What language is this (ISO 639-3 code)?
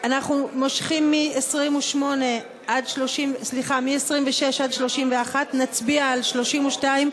heb